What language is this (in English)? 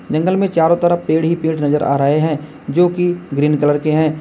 Hindi